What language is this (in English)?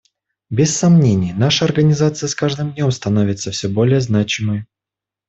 Russian